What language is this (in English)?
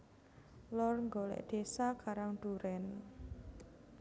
Javanese